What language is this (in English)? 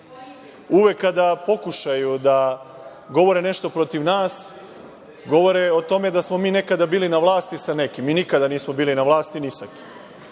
Serbian